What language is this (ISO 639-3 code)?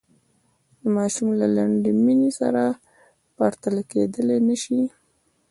pus